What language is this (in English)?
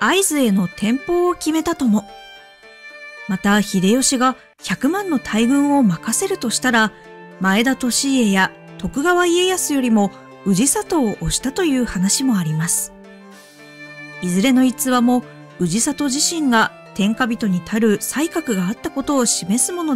Japanese